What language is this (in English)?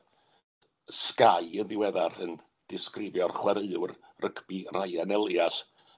Welsh